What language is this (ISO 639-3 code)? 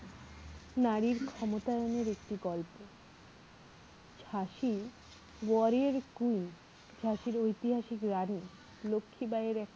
ben